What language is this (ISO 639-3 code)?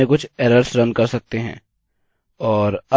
hin